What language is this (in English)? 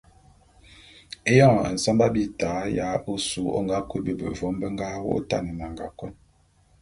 Bulu